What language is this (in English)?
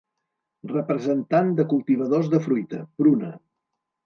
Catalan